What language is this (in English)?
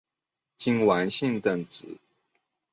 Chinese